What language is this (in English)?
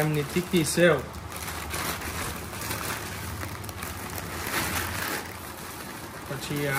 Gujarati